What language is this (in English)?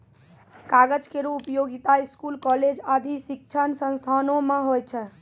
Maithili